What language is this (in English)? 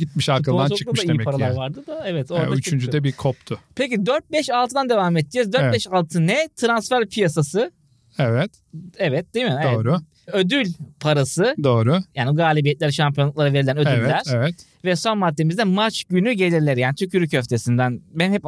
Turkish